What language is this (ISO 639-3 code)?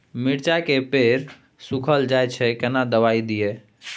mai